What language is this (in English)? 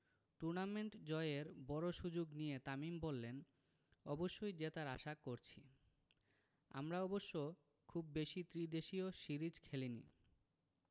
Bangla